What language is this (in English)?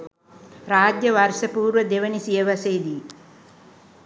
Sinhala